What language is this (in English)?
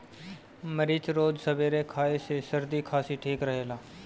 Bhojpuri